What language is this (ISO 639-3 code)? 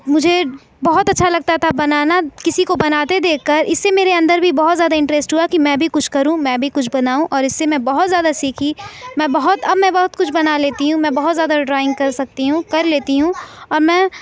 urd